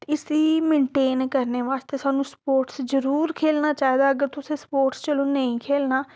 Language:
Dogri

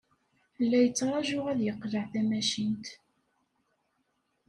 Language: Kabyle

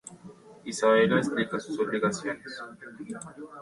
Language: Spanish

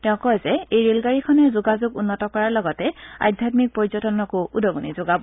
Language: Assamese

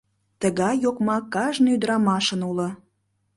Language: Mari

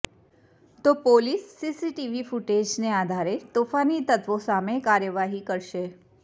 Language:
Gujarati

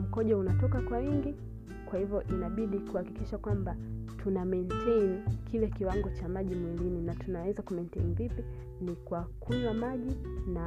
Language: Swahili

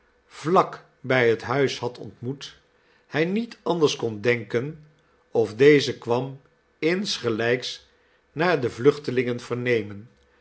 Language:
Dutch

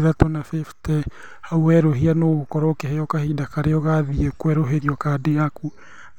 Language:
Kikuyu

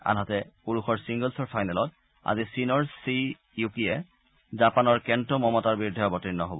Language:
Assamese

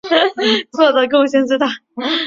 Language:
Chinese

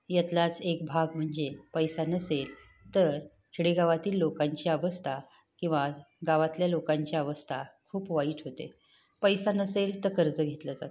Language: Marathi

